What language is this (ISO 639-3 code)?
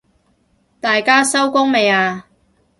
yue